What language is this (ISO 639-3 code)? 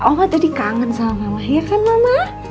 ind